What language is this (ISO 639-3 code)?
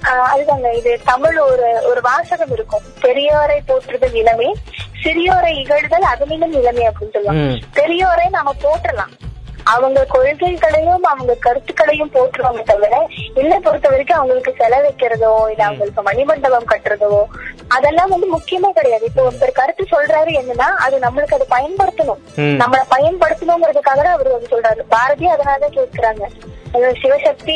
tam